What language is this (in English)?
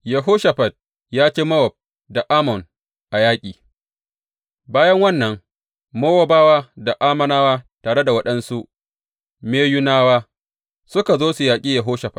Hausa